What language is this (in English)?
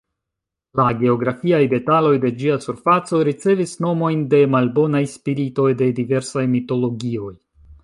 Esperanto